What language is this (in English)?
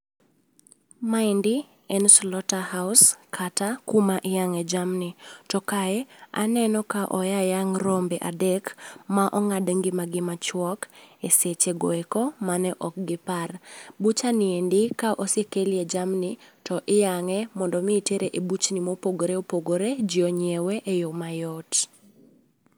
Luo (Kenya and Tanzania)